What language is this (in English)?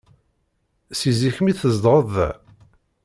Kabyle